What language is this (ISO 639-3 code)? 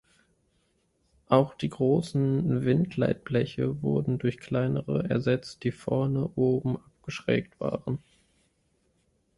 deu